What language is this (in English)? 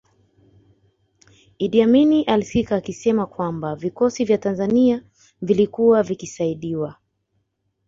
Swahili